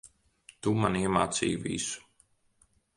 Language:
Latvian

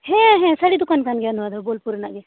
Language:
Santali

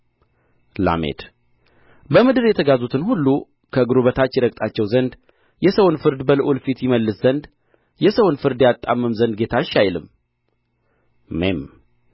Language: Amharic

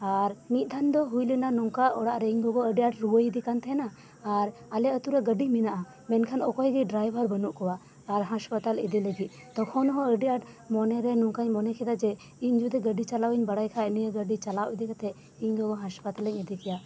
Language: Santali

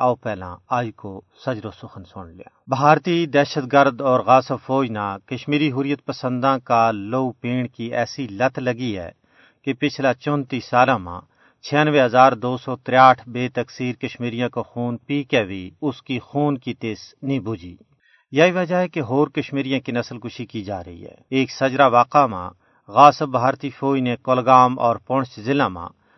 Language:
Urdu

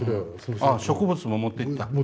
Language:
Japanese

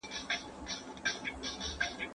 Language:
Pashto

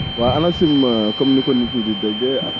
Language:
Wolof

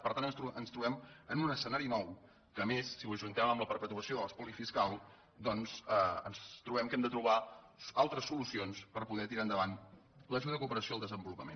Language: Catalan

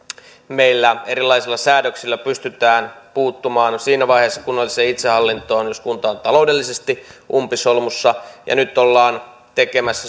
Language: Finnish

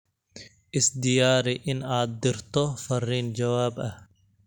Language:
Somali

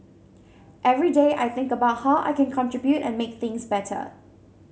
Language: English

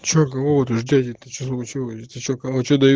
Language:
Russian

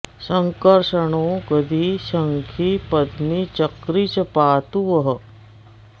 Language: Sanskrit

